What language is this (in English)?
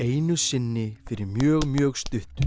Icelandic